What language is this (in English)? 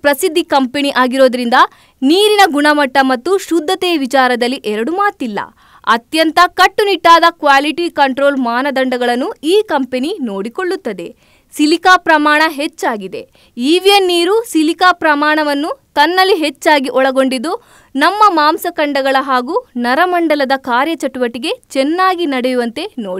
Kannada